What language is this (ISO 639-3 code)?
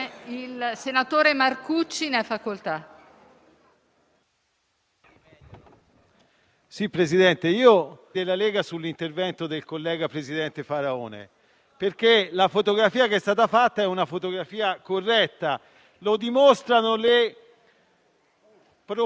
ita